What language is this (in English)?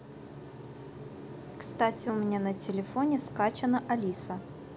Russian